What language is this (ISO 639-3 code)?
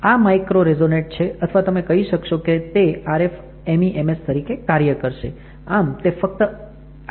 guj